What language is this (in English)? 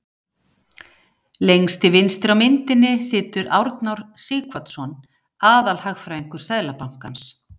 Icelandic